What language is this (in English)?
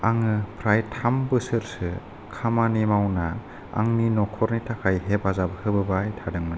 Bodo